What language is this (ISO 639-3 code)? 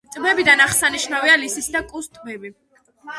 kat